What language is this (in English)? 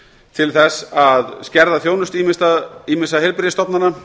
Icelandic